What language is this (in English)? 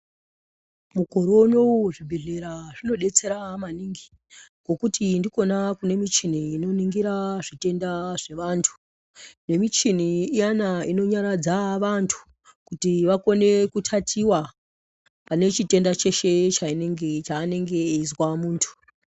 Ndau